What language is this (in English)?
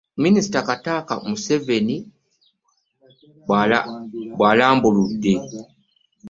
Ganda